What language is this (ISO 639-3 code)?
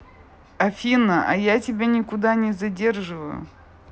rus